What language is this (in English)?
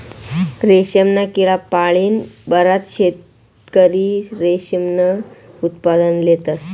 Marathi